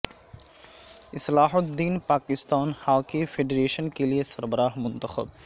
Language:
Urdu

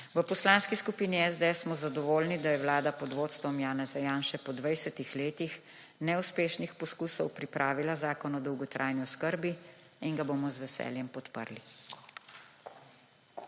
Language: Slovenian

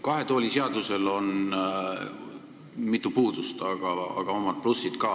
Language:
Estonian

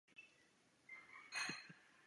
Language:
Chinese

